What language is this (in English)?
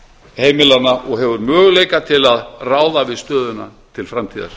Icelandic